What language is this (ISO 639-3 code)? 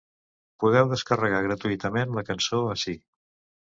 cat